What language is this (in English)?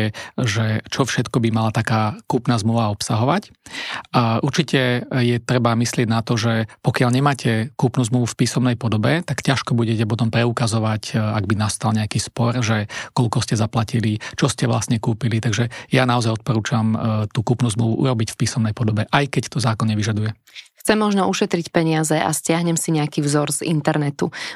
Slovak